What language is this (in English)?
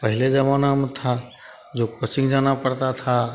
Hindi